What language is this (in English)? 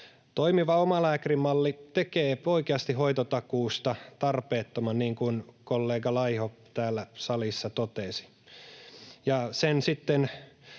Finnish